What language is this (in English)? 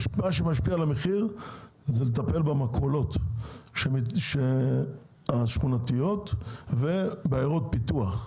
Hebrew